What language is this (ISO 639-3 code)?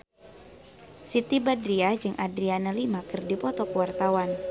sun